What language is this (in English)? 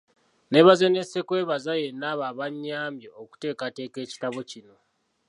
Ganda